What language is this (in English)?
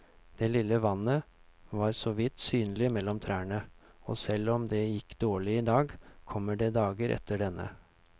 Norwegian